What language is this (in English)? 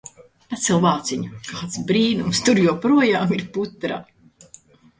Latvian